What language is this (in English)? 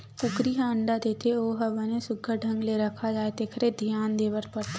Chhattisgarhi